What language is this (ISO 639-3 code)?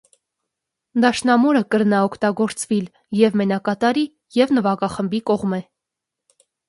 hye